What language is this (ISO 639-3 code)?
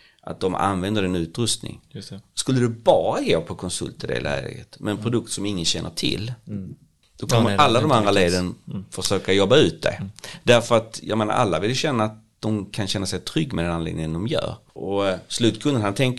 swe